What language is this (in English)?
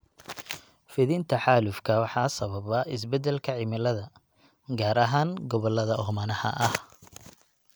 Somali